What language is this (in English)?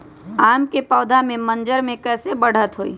Magahi